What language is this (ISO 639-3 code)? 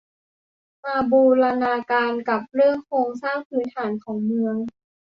tha